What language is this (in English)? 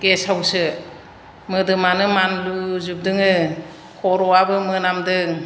Bodo